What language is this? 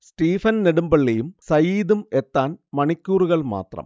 Malayalam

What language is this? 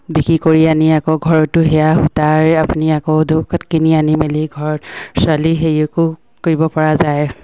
Assamese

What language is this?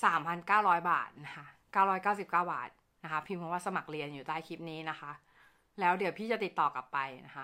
Thai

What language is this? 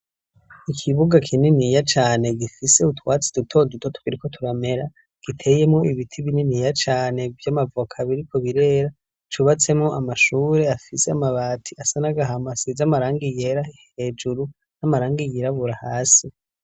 Rundi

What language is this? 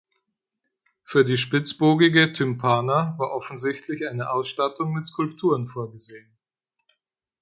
German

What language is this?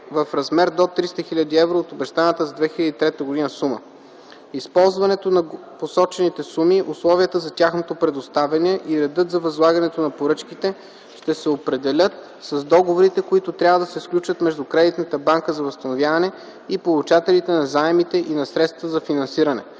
Bulgarian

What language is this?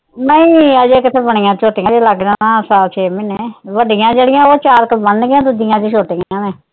Punjabi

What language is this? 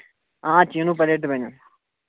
Kashmiri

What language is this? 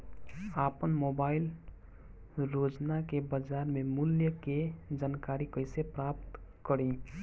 Bhojpuri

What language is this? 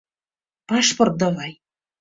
Mari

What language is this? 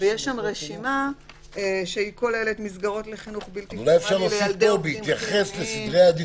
Hebrew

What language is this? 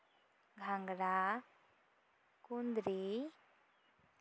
Santali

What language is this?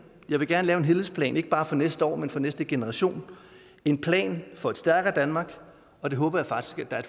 Danish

